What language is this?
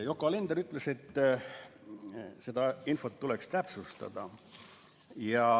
Estonian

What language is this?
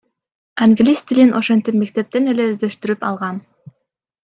Kyrgyz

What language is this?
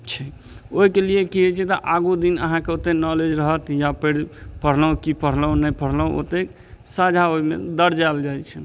Maithili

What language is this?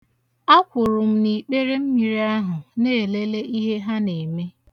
Igbo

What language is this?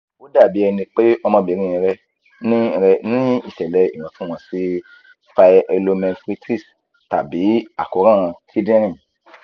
Yoruba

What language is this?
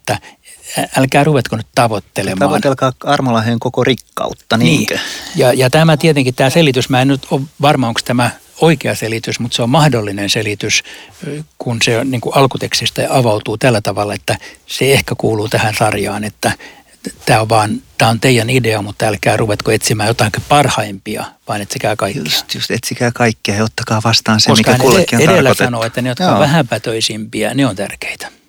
Finnish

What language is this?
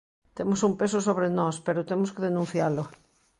Galician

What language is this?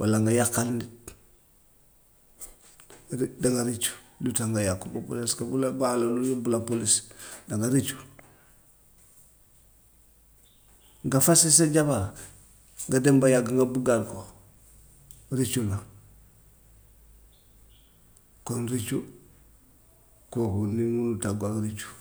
Gambian Wolof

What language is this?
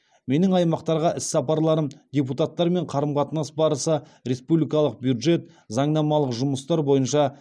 Kazakh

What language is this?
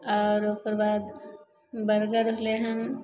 Maithili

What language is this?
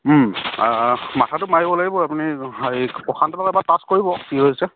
Assamese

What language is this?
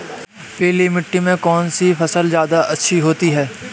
Hindi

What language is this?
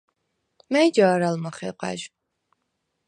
Svan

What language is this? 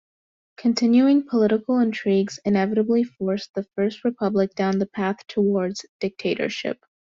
English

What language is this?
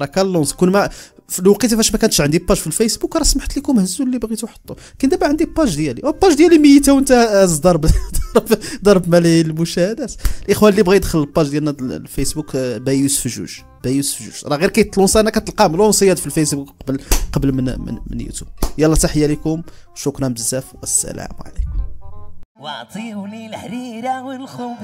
Arabic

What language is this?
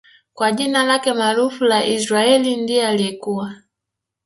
Swahili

